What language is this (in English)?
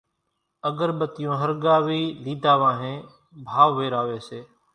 Kachi Koli